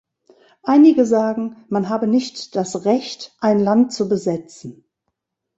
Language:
German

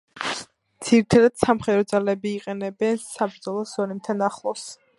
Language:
Georgian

